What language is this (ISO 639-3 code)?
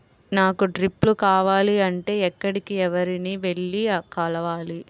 tel